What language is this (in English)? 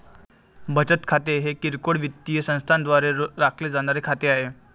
Marathi